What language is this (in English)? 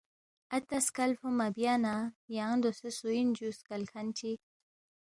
Balti